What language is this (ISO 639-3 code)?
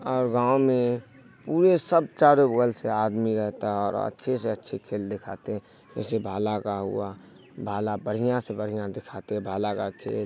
urd